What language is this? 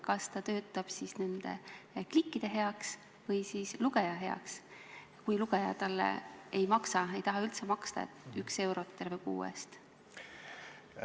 Estonian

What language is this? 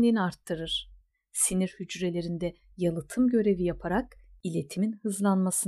Turkish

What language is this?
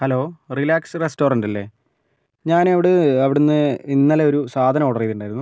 Malayalam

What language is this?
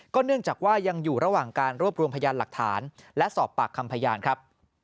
Thai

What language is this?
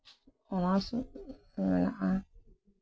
Santali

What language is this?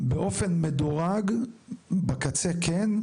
Hebrew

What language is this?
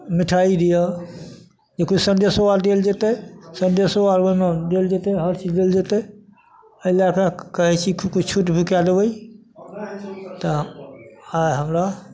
Maithili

